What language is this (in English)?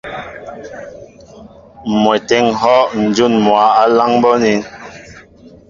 Mbo (Cameroon)